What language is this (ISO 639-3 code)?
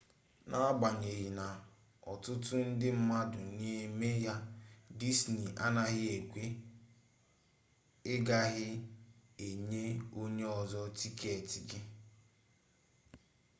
ibo